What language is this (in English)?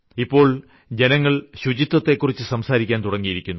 Malayalam